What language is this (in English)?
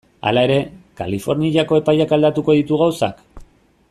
Basque